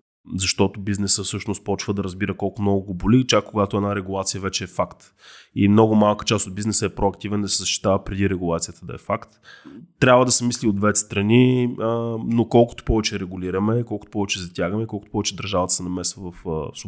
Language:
Bulgarian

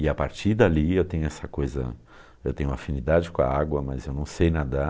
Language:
Portuguese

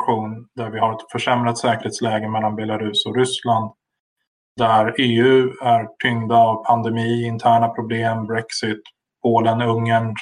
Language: Swedish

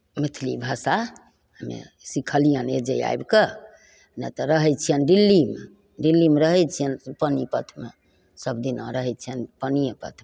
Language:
Maithili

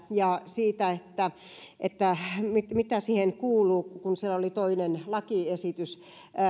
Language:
Finnish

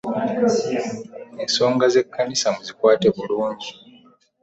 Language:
Ganda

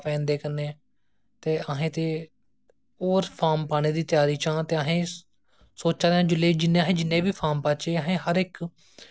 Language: Dogri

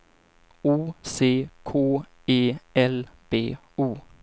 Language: Swedish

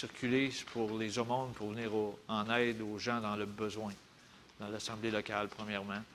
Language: French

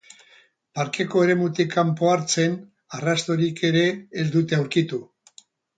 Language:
Basque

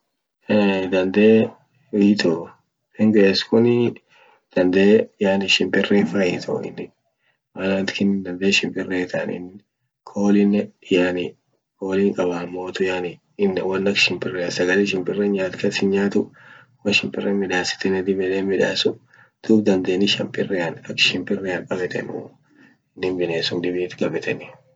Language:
Orma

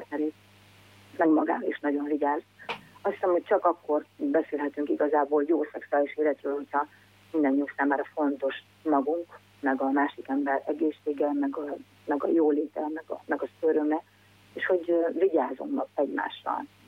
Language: Hungarian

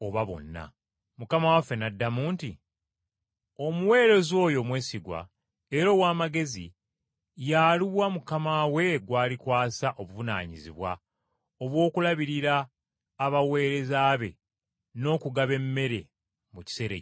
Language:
Ganda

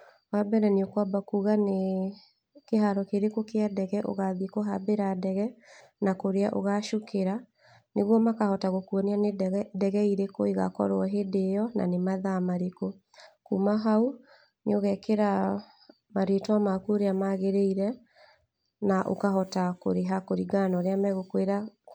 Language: Kikuyu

